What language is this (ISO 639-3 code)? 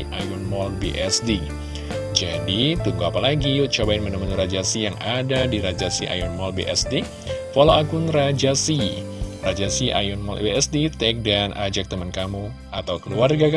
ind